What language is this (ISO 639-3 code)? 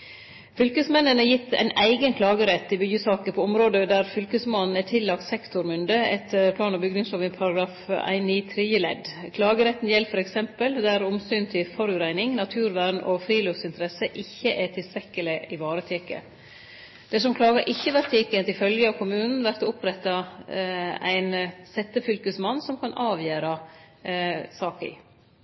nno